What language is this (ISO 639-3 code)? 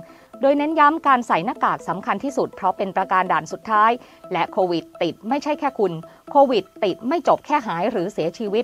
tha